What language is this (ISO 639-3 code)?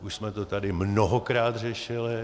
ces